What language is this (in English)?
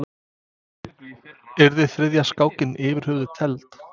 Icelandic